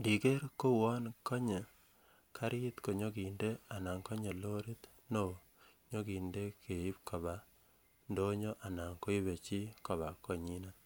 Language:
Kalenjin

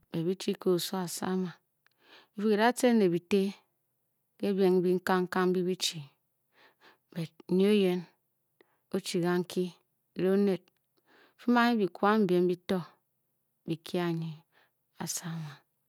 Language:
Bokyi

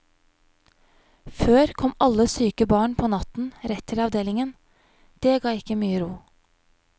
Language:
Norwegian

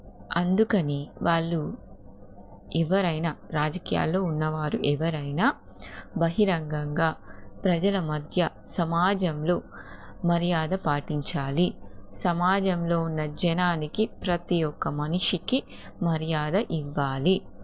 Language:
Telugu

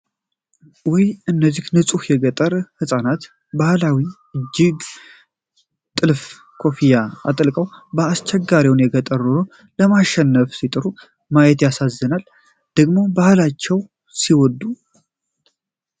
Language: Amharic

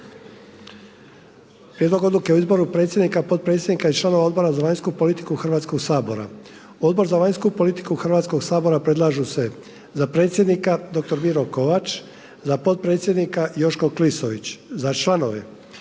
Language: Croatian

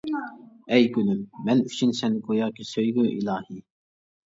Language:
Uyghur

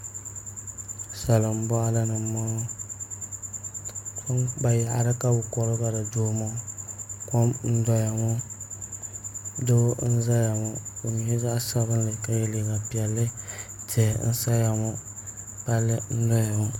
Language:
Dagbani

